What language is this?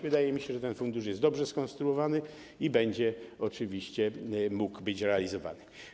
Polish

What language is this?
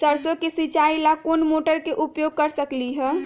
Magahi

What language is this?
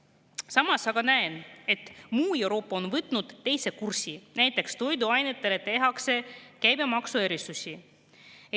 Estonian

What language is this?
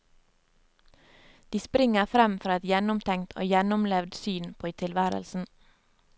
Norwegian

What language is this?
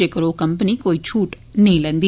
Dogri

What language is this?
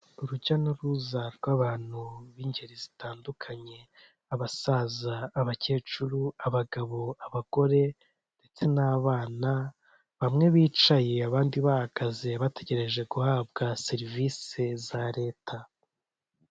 Kinyarwanda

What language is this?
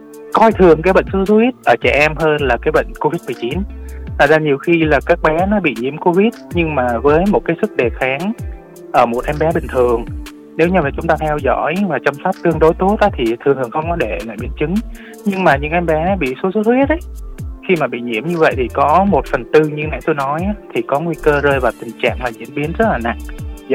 Vietnamese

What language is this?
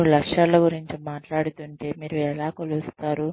Telugu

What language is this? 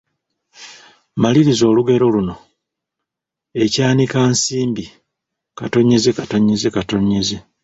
Ganda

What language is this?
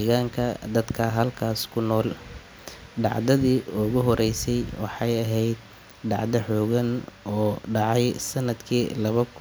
Somali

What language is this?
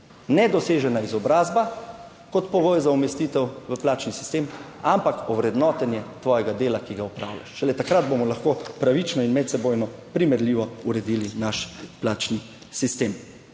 Slovenian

